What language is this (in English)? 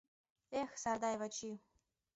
Mari